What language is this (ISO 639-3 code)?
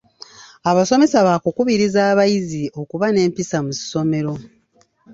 lug